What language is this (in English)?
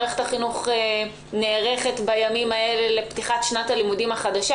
Hebrew